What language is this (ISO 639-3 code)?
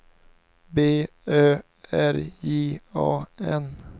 swe